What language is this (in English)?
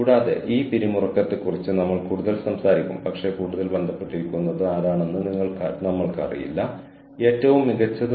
Malayalam